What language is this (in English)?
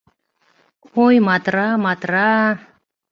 Mari